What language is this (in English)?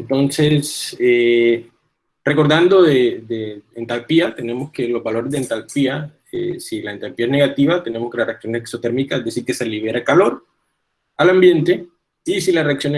Spanish